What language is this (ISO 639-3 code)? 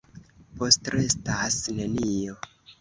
epo